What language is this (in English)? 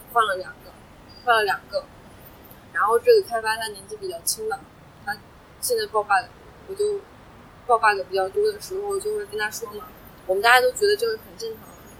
Chinese